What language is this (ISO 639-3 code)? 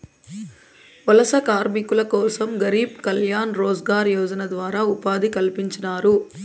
tel